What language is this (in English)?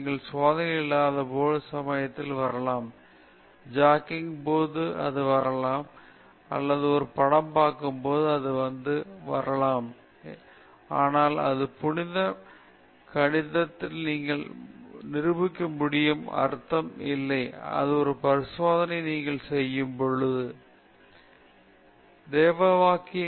Tamil